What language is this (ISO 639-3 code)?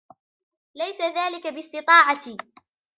ara